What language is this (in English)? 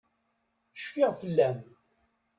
Kabyle